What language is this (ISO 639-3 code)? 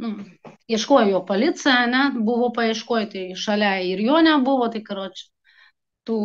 lit